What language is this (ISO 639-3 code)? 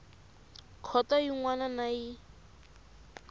tso